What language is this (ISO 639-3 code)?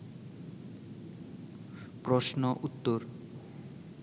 ben